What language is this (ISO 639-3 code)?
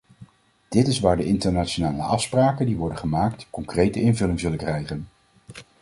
nld